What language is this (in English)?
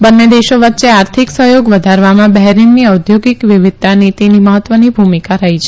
Gujarati